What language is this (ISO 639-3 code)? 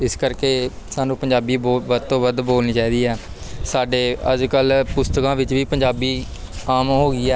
pan